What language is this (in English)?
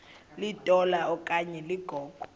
Xhosa